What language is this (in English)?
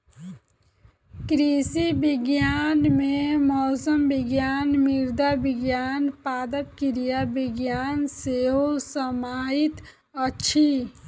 Maithili